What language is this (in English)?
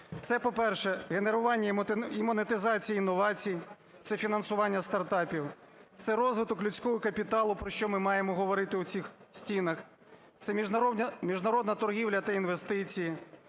Ukrainian